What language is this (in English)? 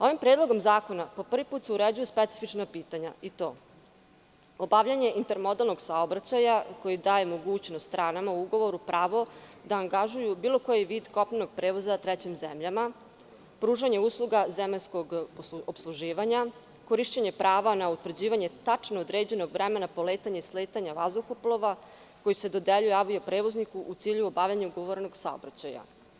Serbian